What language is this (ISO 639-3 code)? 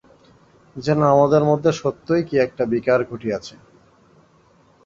ben